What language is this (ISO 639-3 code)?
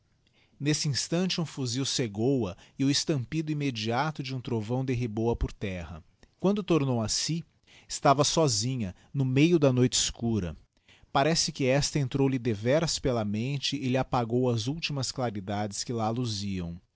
por